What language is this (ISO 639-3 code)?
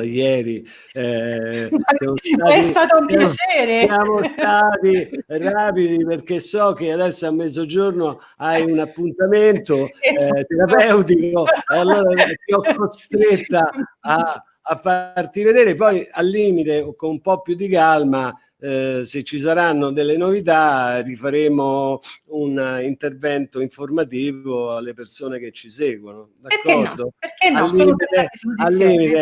ita